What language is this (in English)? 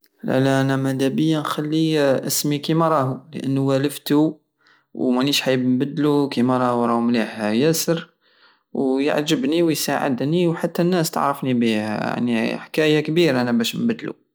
Algerian Saharan Arabic